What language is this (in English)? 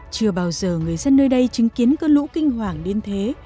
Vietnamese